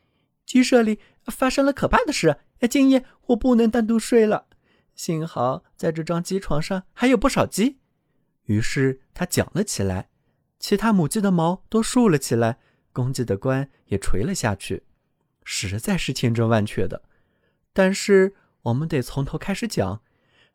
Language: Chinese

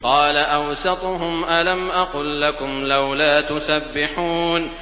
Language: Arabic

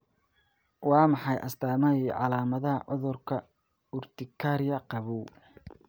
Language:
Somali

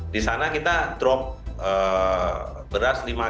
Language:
Indonesian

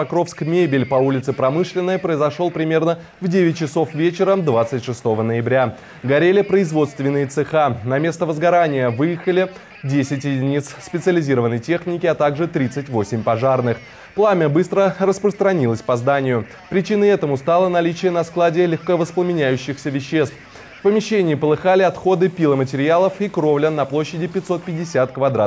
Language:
Russian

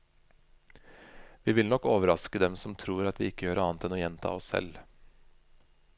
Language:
Norwegian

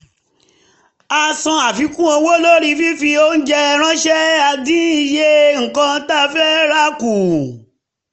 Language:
Yoruba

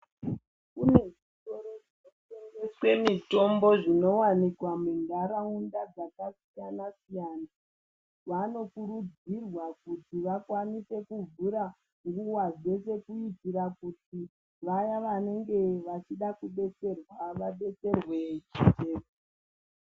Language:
Ndau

